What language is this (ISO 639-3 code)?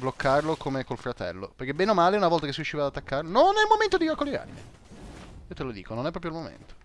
ita